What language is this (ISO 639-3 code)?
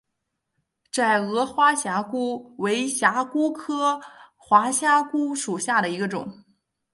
zho